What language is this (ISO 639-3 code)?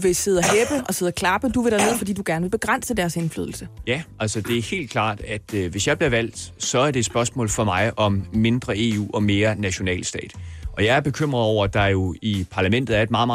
dan